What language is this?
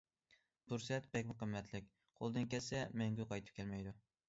Uyghur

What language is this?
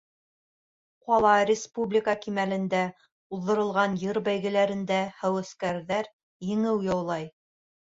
Bashkir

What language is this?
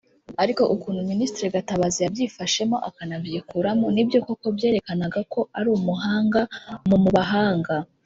Kinyarwanda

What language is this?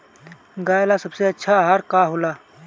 Bhojpuri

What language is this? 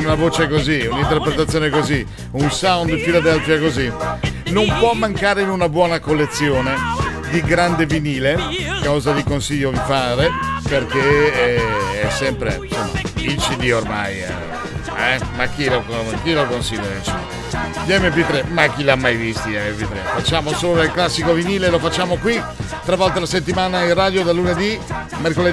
Italian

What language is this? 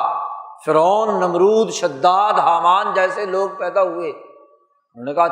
Urdu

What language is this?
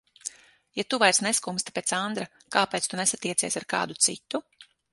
Latvian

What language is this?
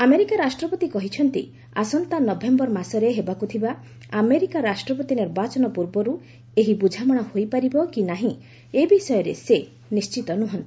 Odia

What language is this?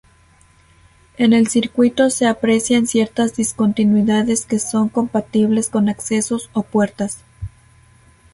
Spanish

